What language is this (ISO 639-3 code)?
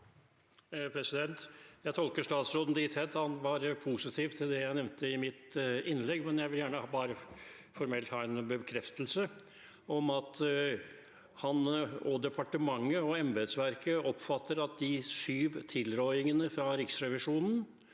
nor